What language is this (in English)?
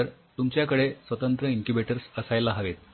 Marathi